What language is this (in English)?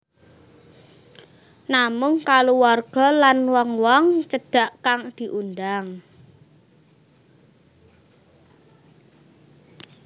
Javanese